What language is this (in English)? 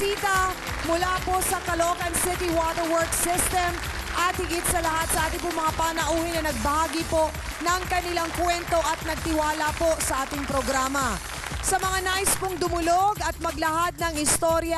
Filipino